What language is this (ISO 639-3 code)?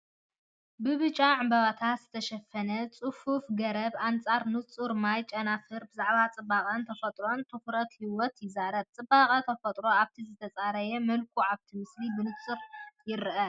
tir